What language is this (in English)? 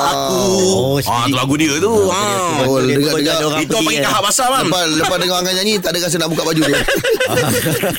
Malay